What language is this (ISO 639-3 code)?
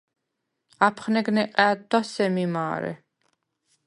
sva